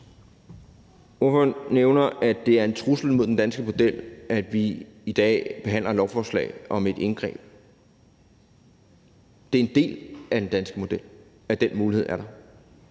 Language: Danish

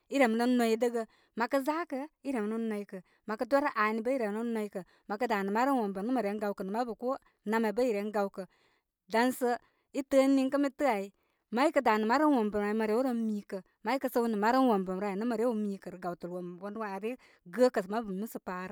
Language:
Koma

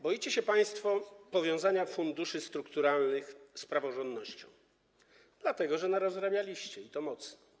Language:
Polish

